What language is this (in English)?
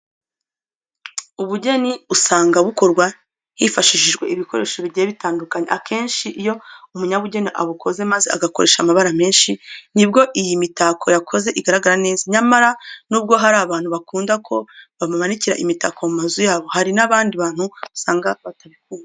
Kinyarwanda